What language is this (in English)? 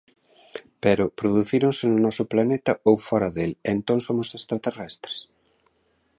Galician